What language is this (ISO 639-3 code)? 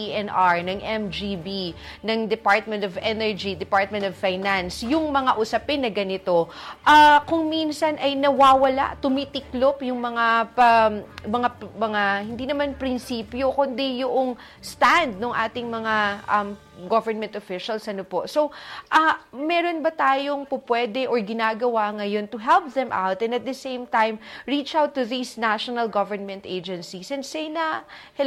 fil